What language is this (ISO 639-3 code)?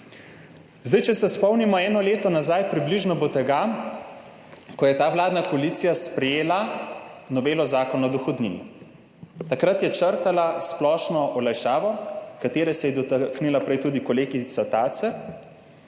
slv